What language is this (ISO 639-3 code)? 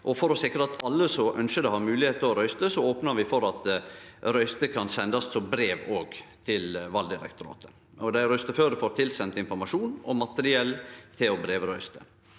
nor